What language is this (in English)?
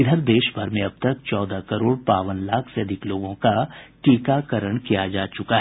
Hindi